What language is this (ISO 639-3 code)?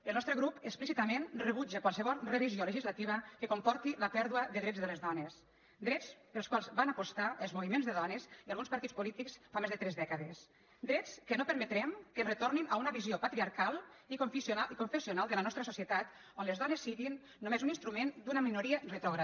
cat